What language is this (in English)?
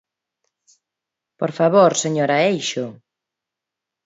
Galician